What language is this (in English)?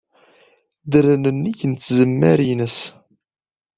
Kabyle